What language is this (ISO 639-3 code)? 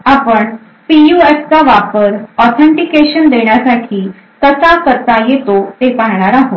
mar